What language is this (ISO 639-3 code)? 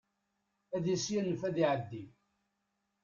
kab